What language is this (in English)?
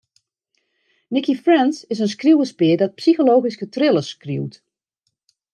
Western Frisian